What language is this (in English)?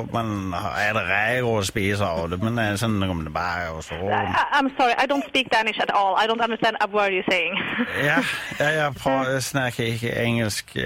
Swedish